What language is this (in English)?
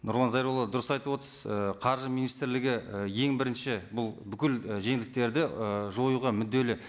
Kazakh